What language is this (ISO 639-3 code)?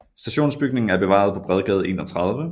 dan